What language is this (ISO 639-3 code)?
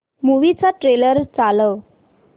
mar